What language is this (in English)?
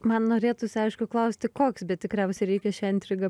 Lithuanian